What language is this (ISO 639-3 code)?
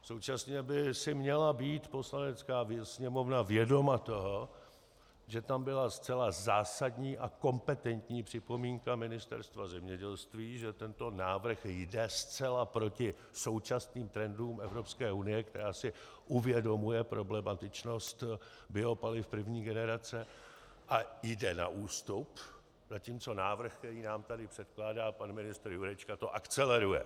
ces